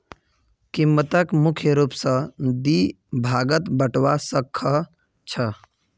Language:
Magahi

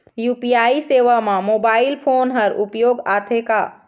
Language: Chhattisgarhi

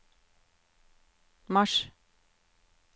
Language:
Norwegian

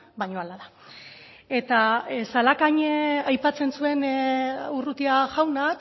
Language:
Basque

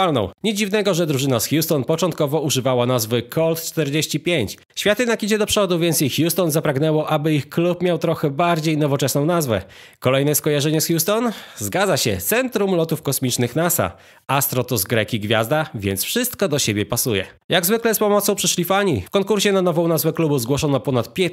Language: Polish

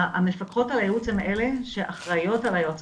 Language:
Hebrew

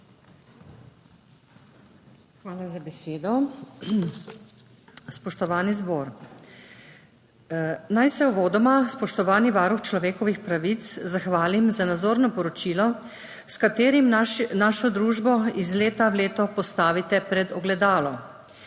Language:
Slovenian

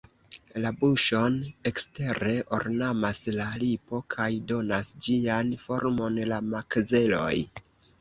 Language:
Esperanto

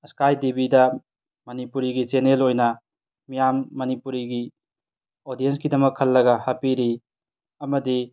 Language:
Manipuri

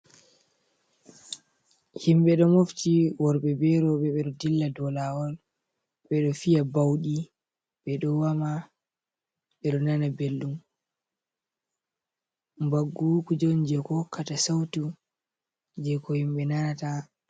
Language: Fula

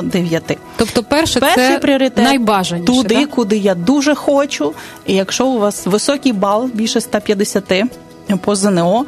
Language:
Ukrainian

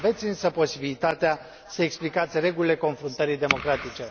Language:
Romanian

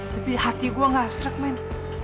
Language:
Indonesian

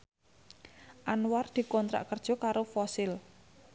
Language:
Javanese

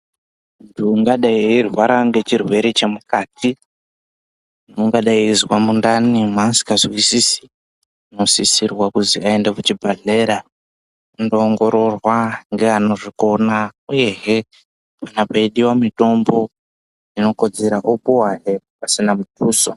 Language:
Ndau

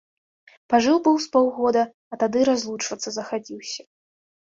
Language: Belarusian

